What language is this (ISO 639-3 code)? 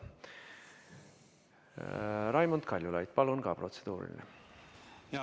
est